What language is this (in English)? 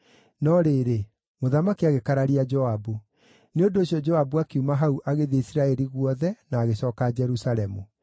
Kikuyu